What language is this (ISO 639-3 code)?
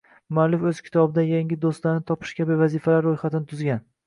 uzb